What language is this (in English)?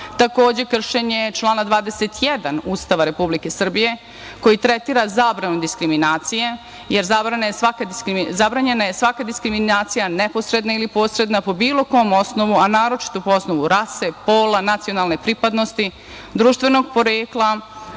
Serbian